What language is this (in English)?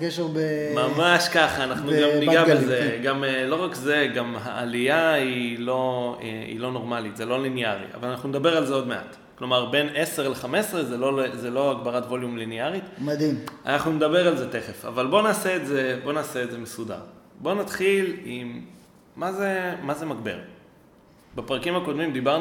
Hebrew